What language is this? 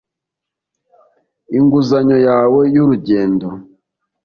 Kinyarwanda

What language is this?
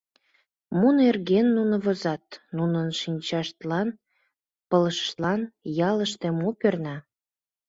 Mari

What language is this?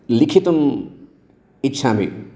Sanskrit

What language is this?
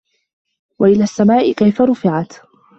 Arabic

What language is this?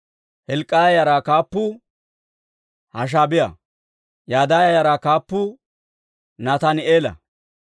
Dawro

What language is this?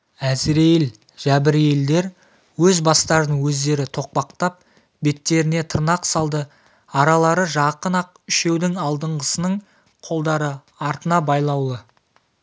Kazakh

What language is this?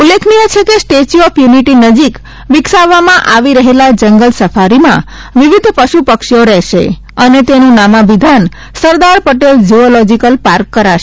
Gujarati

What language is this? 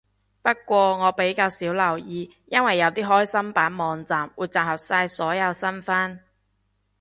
Cantonese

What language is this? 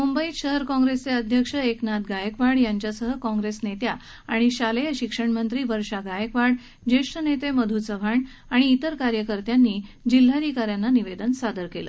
Marathi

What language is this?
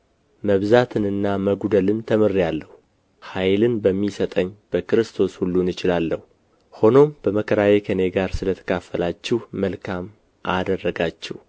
Amharic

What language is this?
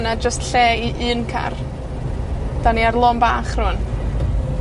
Welsh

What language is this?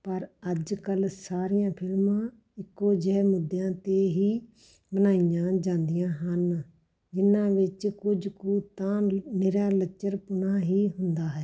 Punjabi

